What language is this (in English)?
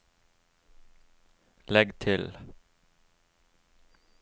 Norwegian